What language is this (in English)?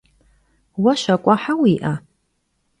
Kabardian